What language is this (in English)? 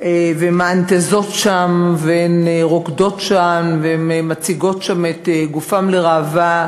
Hebrew